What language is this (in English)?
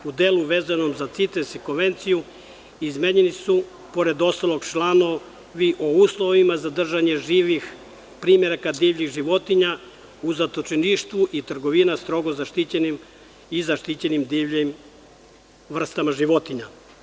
Serbian